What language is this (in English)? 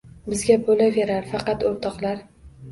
Uzbek